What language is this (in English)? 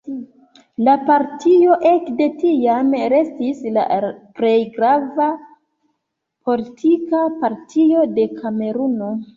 Esperanto